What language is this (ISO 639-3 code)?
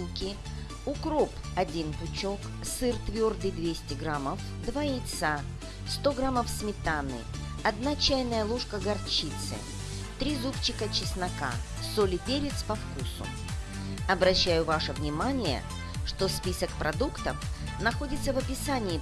rus